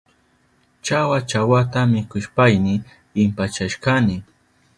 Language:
Southern Pastaza Quechua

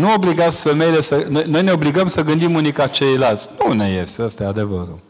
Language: Romanian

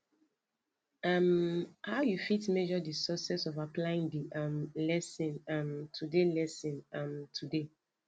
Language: Nigerian Pidgin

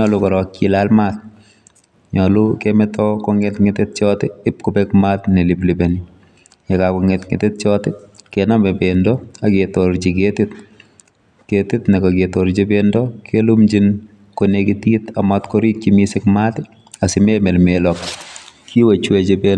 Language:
Kalenjin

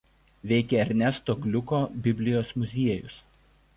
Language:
Lithuanian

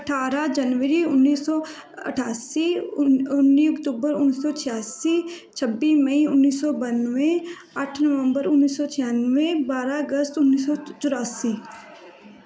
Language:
Punjabi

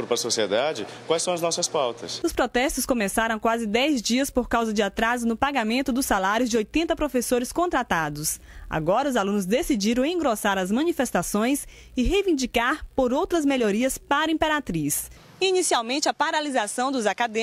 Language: Portuguese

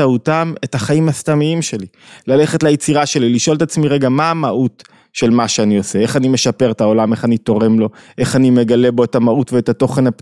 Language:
Hebrew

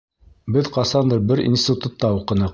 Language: Bashkir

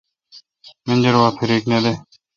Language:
Kalkoti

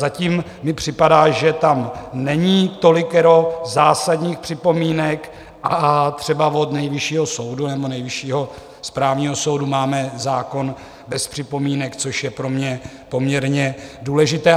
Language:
Czech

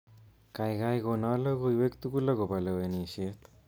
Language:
Kalenjin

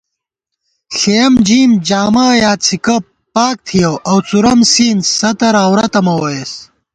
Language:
Gawar-Bati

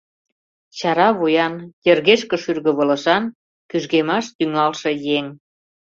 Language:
Mari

